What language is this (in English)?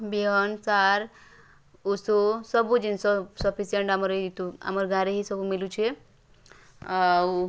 Odia